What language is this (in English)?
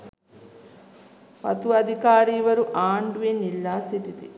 Sinhala